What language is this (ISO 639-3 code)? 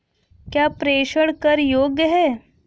hin